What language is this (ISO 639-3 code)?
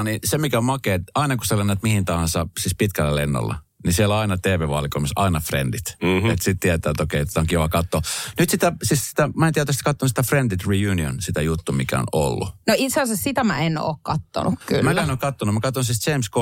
fin